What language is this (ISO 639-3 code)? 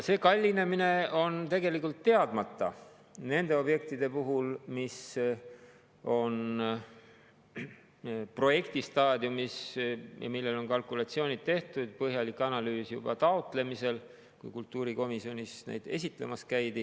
est